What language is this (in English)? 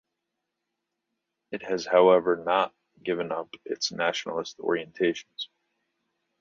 English